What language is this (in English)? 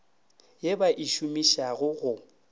Northern Sotho